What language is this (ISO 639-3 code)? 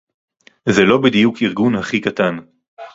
heb